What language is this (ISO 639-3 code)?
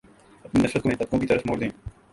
urd